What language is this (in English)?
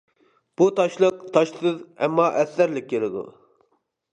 Uyghur